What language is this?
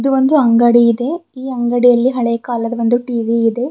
Kannada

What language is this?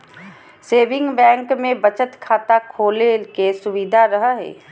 Magahi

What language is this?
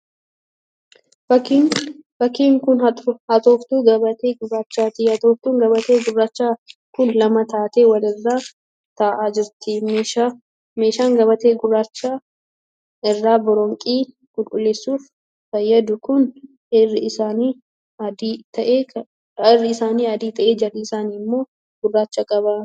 Oromo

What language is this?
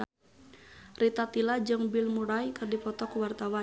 Sundanese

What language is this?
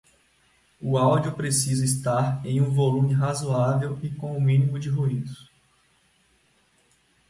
Portuguese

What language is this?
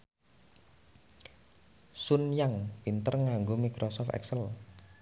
Javanese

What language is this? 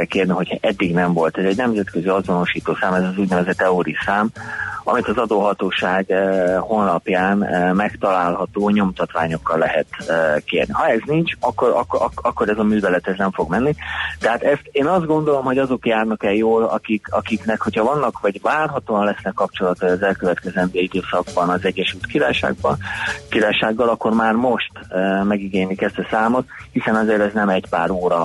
Hungarian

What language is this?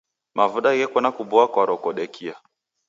Taita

